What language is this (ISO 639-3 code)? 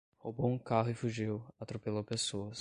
por